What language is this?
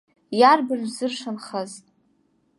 Abkhazian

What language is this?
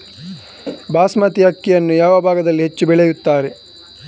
Kannada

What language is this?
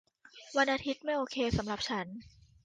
Thai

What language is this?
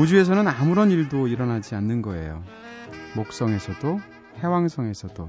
Korean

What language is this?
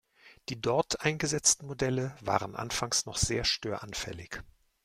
German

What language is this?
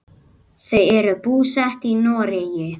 Icelandic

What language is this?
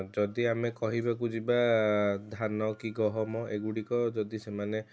Odia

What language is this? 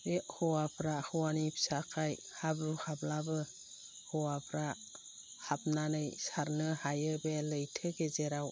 Bodo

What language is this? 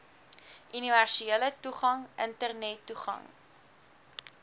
Afrikaans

